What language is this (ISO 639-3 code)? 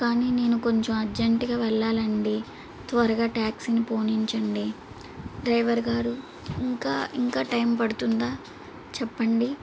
tel